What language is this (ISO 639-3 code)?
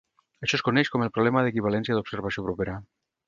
cat